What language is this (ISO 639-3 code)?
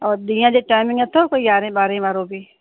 snd